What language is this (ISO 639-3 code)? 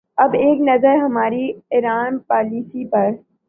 urd